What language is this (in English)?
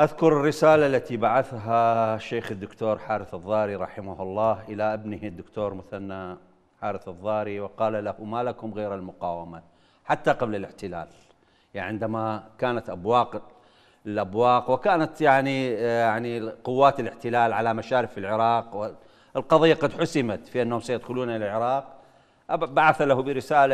Arabic